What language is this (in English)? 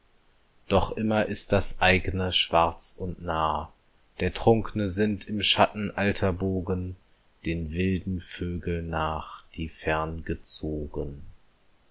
German